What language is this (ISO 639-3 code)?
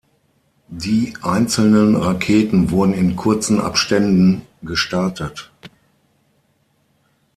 deu